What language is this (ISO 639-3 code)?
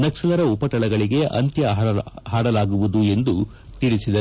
kan